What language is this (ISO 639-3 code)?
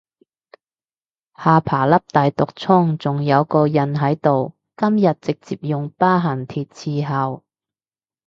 yue